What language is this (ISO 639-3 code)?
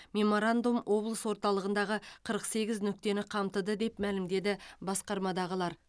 kaz